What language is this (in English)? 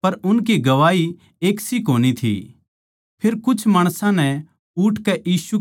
Haryanvi